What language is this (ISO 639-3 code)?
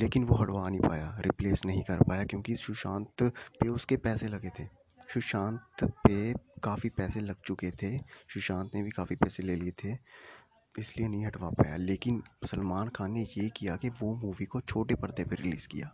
hin